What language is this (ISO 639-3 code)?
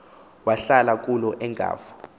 xho